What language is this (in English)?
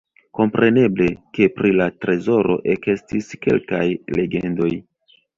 Esperanto